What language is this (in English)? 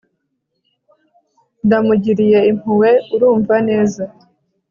Kinyarwanda